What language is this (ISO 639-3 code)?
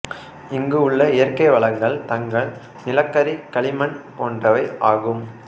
tam